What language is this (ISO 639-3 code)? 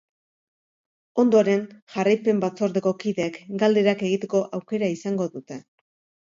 eus